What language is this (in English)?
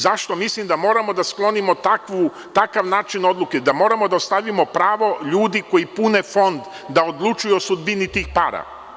Serbian